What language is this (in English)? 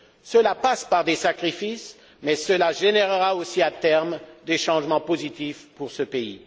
French